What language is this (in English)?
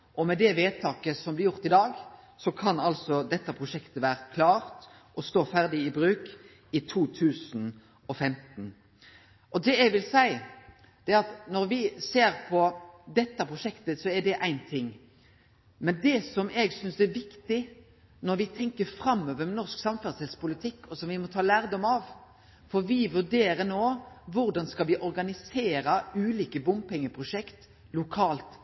Norwegian Nynorsk